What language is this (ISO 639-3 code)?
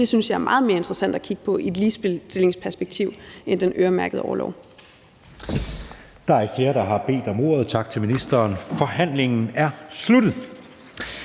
dan